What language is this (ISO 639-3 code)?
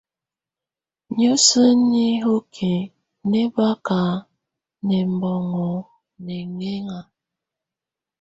tvu